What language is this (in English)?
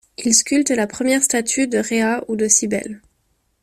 French